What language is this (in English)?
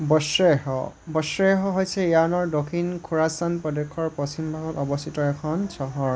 Assamese